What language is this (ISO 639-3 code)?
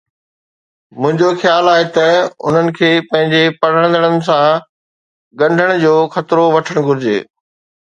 snd